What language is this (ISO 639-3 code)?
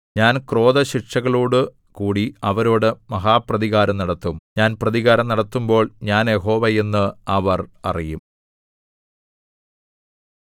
mal